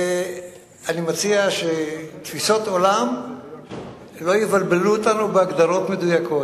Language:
Hebrew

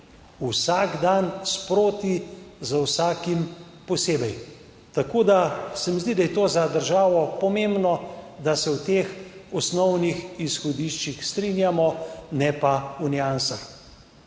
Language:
Slovenian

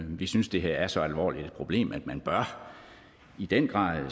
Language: Danish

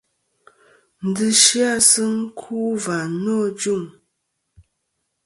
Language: Kom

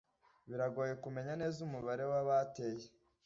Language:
Kinyarwanda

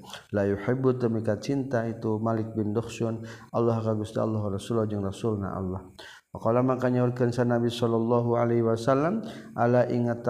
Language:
Malay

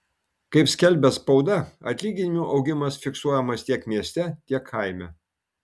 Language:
Lithuanian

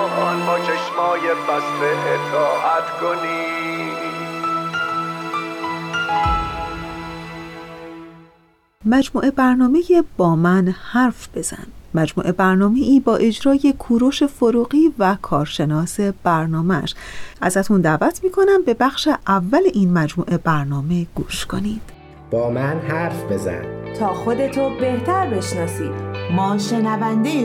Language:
Persian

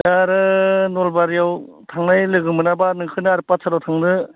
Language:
Bodo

